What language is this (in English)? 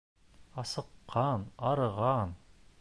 Bashkir